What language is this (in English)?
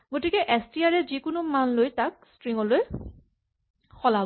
Assamese